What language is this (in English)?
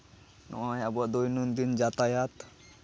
Santali